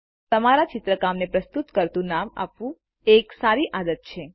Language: Gujarati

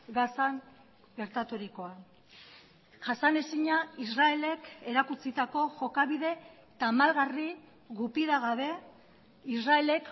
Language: Basque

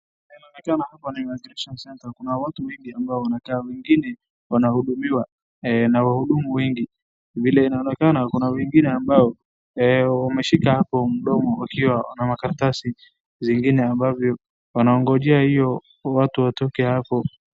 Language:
Swahili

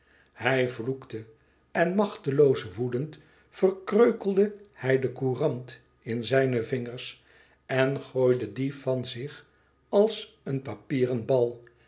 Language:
Dutch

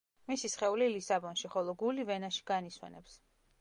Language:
Georgian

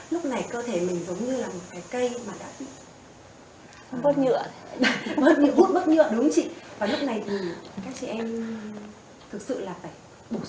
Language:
Vietnamese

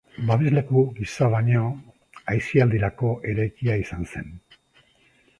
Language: Basque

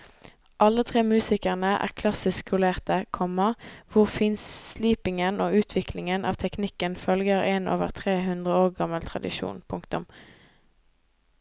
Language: Norwegian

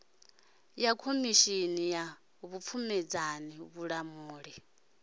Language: Venda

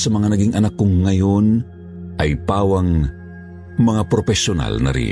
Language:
Filipino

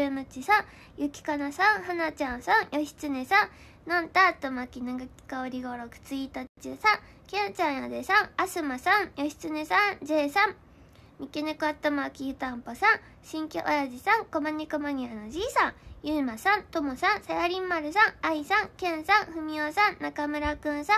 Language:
Japanese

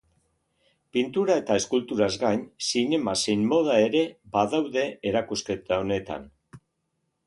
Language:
Basque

